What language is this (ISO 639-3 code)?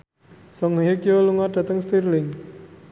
jav